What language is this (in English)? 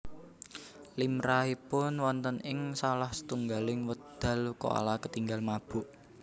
Javanese